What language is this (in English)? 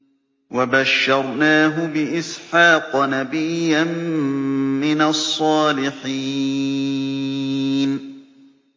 Arabic